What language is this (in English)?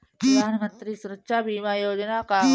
Bhojpuri